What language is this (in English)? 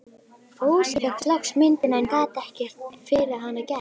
Icelandic